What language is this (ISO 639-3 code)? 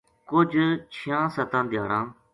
gju